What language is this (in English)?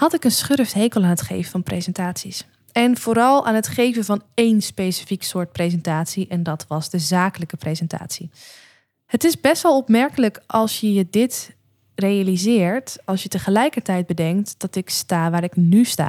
Dutch